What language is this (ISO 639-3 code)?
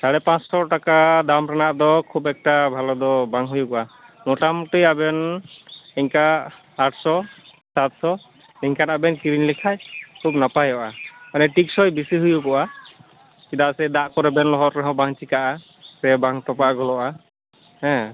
sat